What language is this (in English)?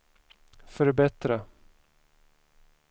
Swedish